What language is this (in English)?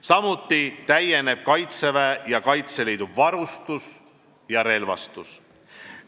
Estonian